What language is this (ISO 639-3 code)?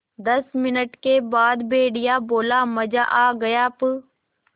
hin